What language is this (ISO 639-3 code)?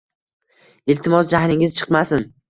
uzb